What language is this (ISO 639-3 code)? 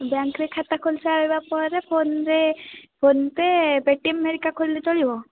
ori